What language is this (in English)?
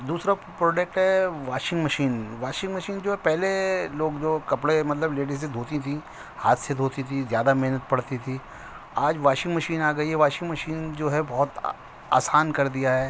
Urdu